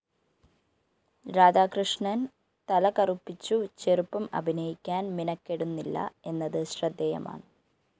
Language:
Malayalam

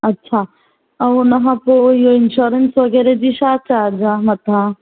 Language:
Sindhi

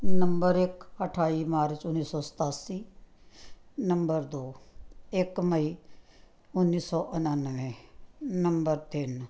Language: Punjabi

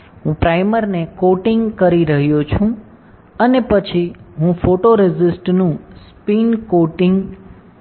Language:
Gujarati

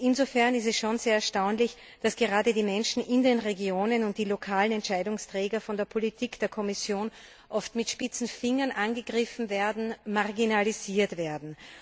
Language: German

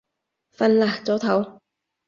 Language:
Cantonese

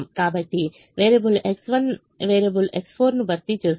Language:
Telugu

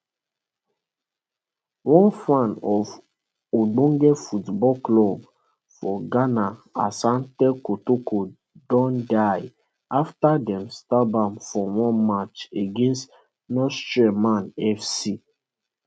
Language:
Nigerian Pidgin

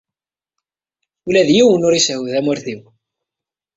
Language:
Kabyle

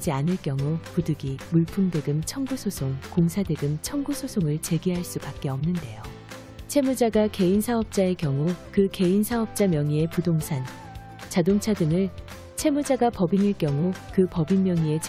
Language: Korean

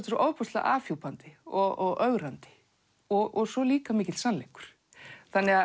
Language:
Icelandic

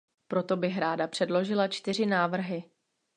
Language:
Czech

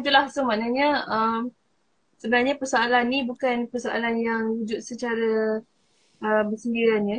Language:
Malay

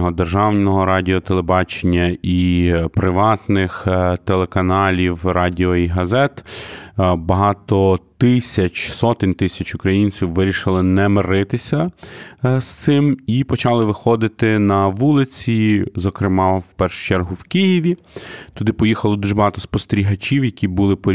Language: Ukrainian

